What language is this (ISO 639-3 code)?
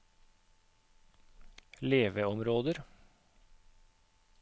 nor